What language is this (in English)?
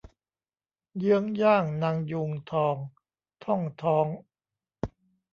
Thai